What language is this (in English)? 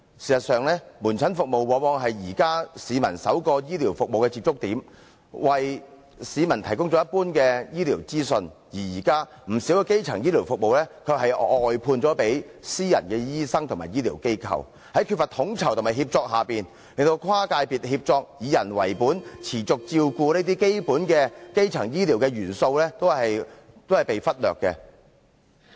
Cantonese